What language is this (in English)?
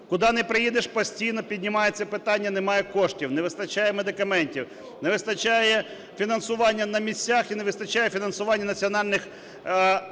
Ukrainian